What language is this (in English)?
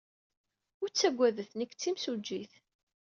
Kabyle